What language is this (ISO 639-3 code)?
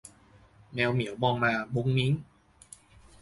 tha